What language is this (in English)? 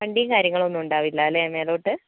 Malayalam